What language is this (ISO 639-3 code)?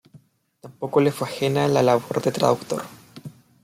spa